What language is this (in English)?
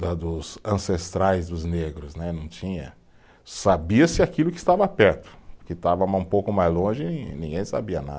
Portuguese